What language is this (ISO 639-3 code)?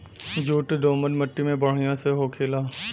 bho